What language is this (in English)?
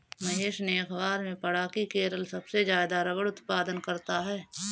Hindi